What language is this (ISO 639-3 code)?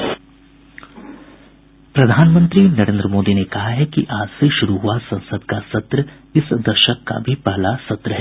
hin